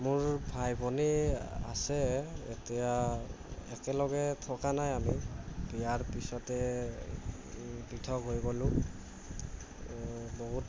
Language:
Assamese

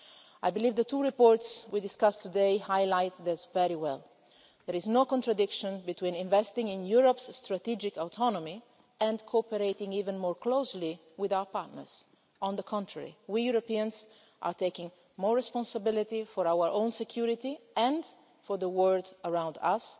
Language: English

